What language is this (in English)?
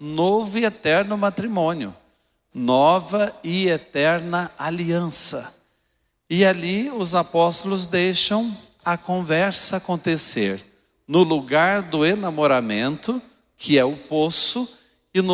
Portuguese